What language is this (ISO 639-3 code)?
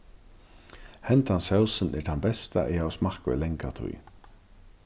fao